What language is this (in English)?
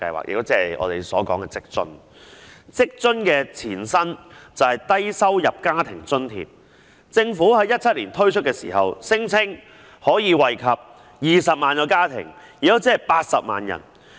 Cantonese